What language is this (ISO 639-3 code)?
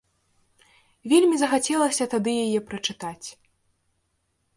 bel